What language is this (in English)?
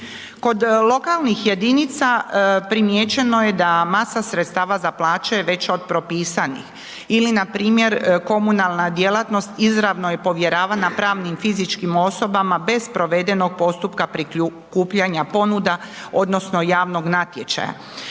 Croatian